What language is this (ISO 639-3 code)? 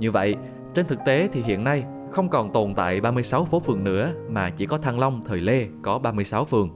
vie